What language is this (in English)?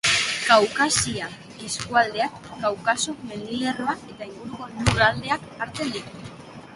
Basque